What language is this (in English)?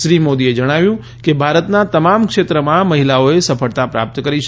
Gujarati